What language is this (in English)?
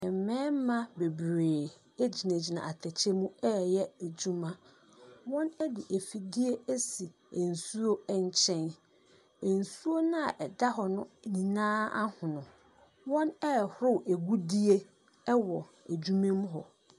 Akan